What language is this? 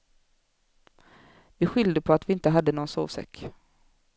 Swedish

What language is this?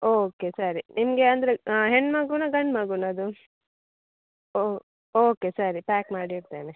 Kannada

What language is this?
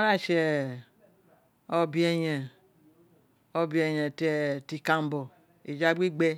Isekiri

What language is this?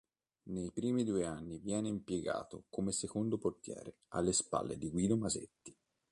Italian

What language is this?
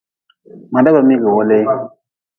Nawdm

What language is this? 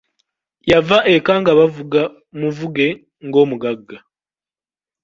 Ganda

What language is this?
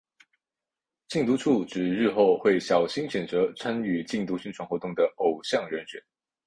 Chinese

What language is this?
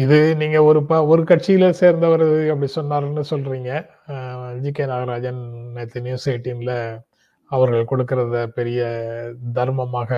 Tamil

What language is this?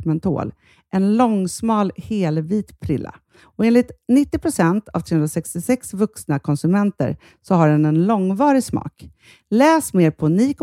Swedish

